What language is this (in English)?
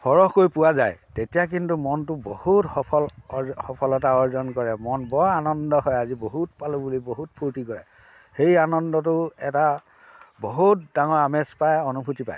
Assamese